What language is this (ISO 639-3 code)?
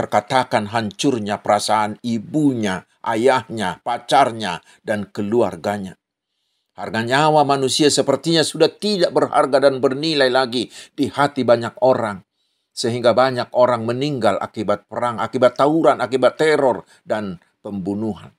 ind